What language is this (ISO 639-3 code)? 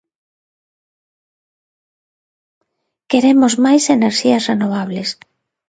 glg